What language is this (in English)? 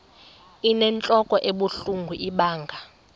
Xhosa